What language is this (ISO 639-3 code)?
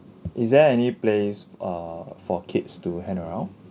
eng